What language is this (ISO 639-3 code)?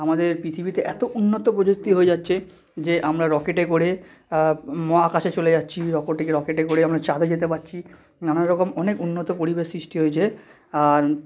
ben